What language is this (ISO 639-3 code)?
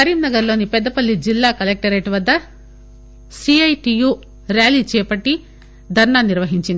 tel